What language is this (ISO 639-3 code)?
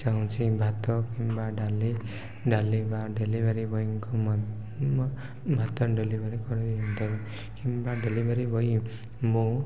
ori